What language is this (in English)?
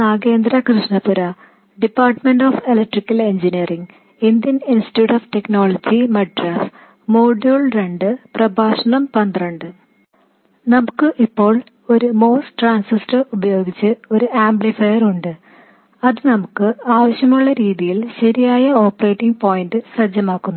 Malayalam